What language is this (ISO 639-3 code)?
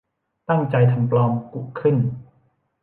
tha